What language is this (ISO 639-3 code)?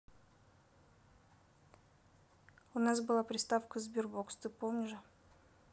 rus